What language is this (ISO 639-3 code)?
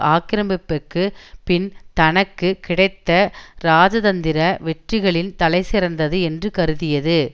tam